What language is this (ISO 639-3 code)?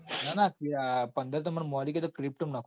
guj